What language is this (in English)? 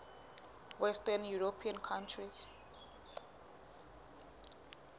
Southern Sotho